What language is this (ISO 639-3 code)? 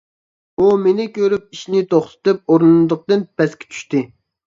uig